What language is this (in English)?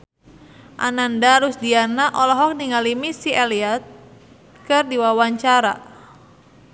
Sundanese